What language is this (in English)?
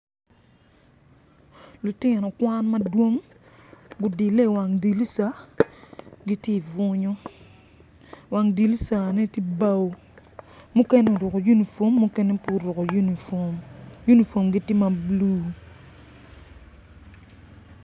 Acoli